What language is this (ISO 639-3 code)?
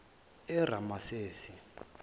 zul